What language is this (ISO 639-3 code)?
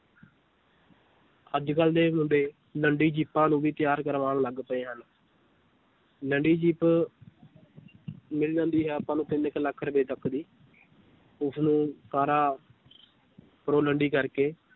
pan